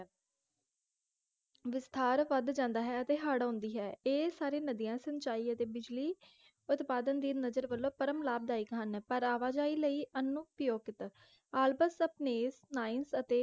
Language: Punjabi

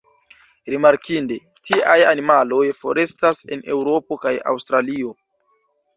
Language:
Esperanto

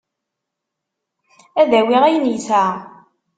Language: Kabyle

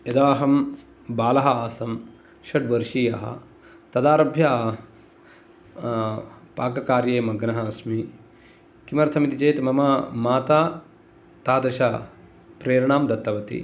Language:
Sanskrit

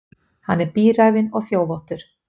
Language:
Icelandic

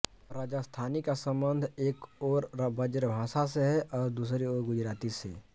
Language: Hindi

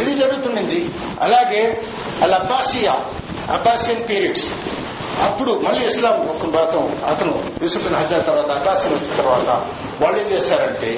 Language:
Telugu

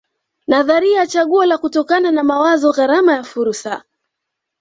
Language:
Swahili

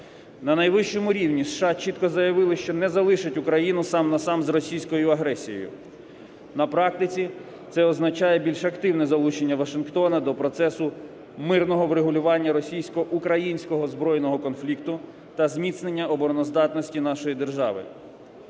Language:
Ukrainian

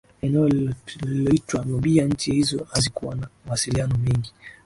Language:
Swahili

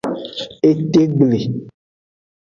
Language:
Aja (Benin)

